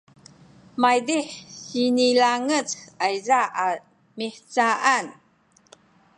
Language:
Sakizaya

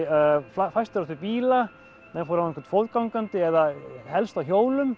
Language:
Icelandic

